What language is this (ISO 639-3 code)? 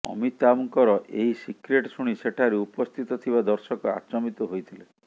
ori